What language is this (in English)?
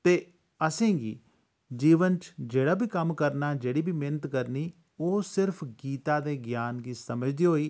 Dogri